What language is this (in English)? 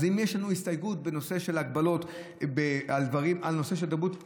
Hebrew